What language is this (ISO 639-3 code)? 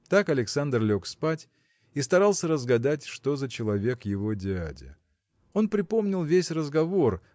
rus